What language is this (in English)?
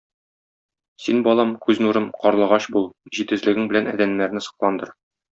Tatar